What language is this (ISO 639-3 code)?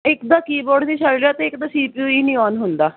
pan